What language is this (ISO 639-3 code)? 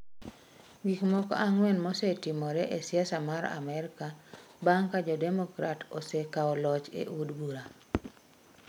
luo